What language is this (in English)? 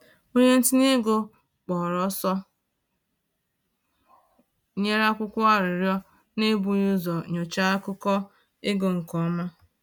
Igbo